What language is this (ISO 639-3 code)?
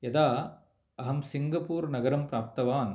san